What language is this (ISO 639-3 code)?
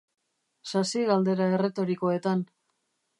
eus